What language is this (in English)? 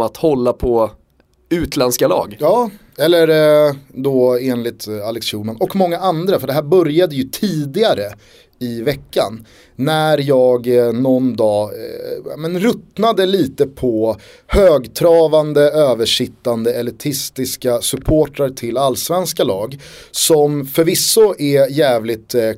Swedish